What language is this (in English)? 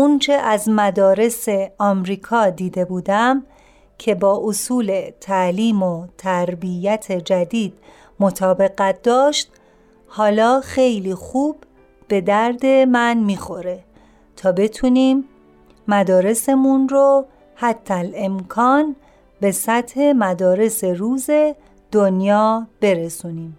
Persian